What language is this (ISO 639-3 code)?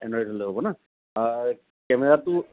asm